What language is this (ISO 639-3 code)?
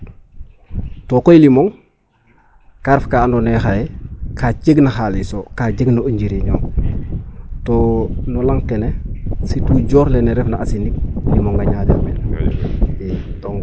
srr